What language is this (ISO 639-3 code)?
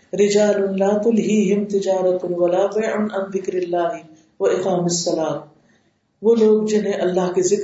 urd